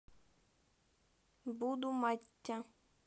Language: Russian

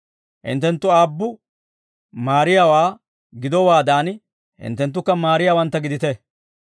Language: Dawro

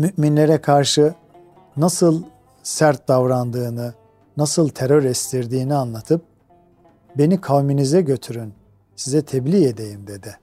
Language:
Turkish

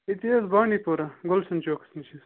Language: Kashmiri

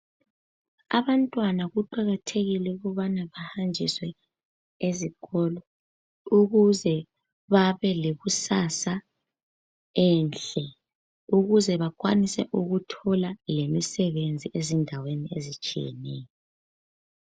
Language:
North Ndebele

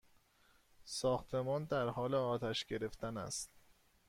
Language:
Persian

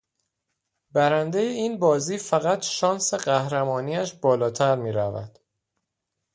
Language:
Persian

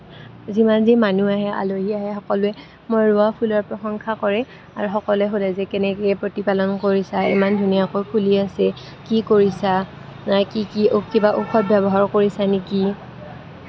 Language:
Assamese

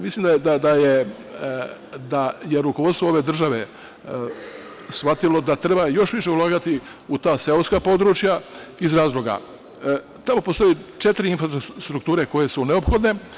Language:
Serbian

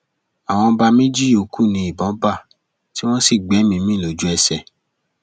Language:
Yoruba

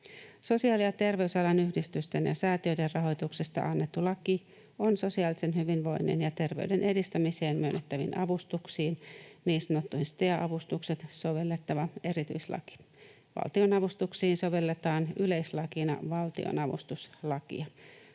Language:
Finnish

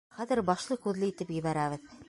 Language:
Bashkir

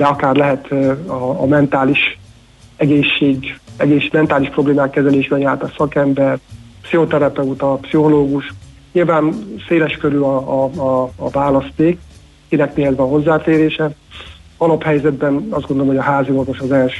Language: Hungarian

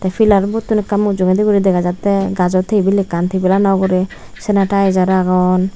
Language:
Chakma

